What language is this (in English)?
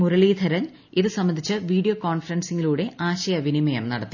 Malayalam